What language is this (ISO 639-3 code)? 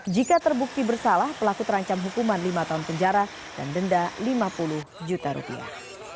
ind